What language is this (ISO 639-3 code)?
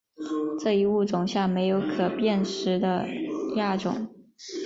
zho